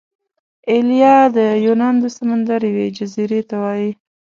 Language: Pashto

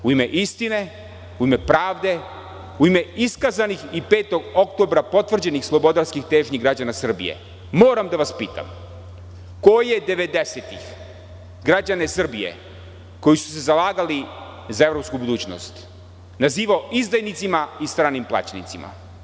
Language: Serbian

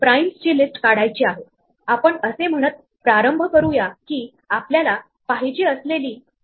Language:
Marathi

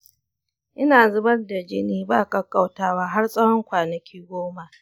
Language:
Hausa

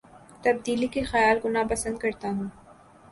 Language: Urdu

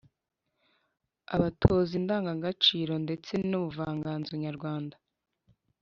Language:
Kinyarwanda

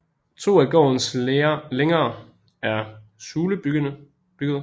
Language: Danish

